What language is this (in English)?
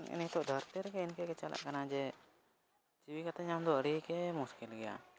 Santali